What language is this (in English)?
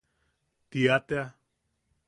Yaqui